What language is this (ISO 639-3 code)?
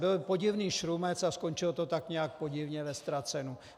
ces